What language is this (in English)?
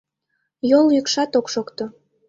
Mari